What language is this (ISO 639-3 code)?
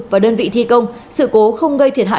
vie